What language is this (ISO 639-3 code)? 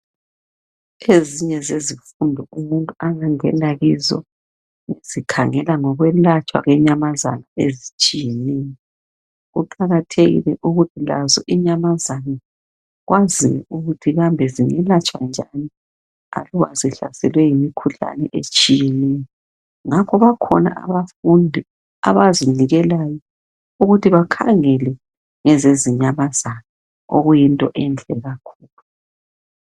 nde